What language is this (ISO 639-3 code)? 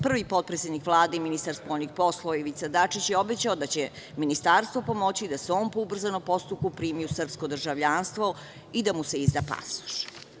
srp